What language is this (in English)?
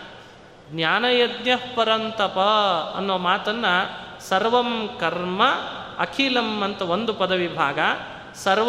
Kannada